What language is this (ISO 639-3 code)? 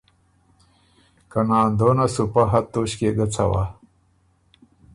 oru